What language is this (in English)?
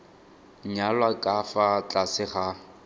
Tswana